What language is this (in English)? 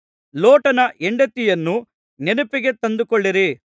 Kannada